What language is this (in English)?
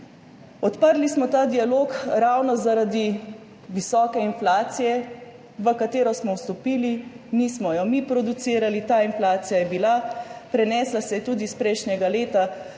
Slovenian